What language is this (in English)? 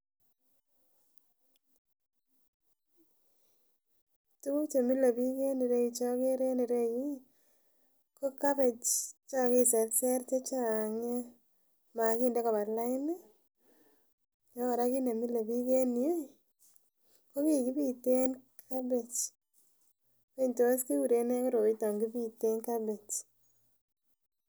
Kalenjin